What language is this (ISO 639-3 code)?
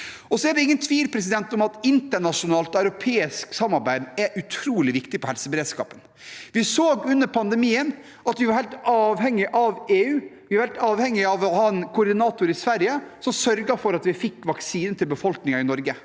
nor